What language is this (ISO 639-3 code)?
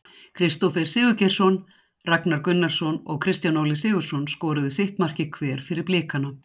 isl